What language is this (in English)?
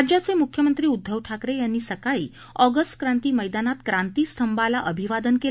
Marathi